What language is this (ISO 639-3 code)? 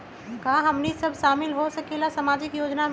mag